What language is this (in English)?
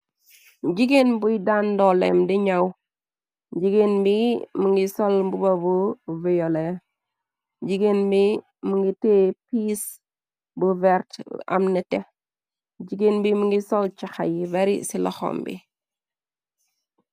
Wolof